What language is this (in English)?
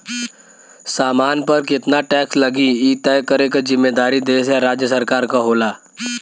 Bhojpuri